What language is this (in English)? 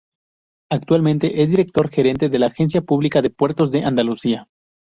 Spanish